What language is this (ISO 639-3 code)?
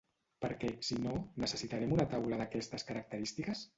cat